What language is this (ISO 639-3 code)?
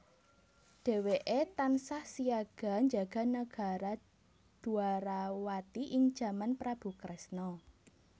jav